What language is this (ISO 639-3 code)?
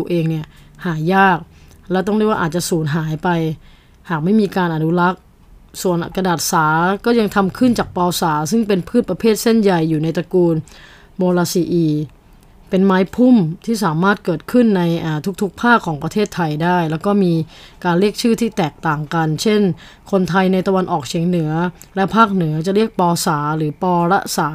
tha